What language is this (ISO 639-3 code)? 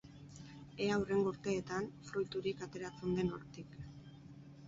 eus